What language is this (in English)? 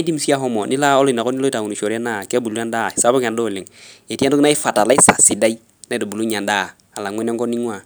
Masai